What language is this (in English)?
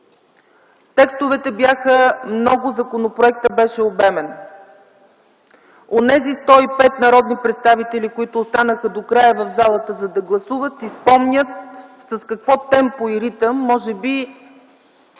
Bulgarian